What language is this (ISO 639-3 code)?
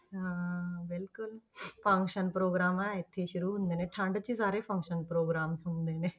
pan